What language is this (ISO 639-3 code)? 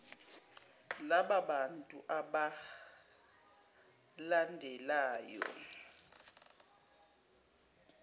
zul